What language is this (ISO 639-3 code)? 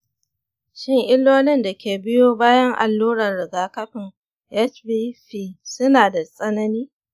hau